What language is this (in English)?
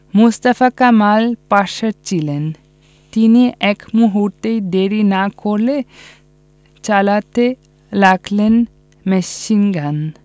Bangla